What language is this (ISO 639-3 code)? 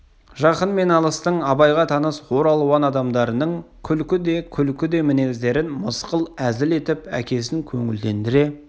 kaz